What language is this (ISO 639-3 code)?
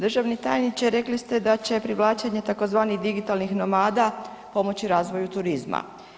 hrv